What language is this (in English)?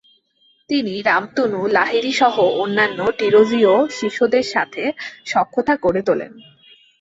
Bangla